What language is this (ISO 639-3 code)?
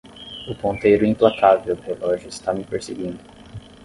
por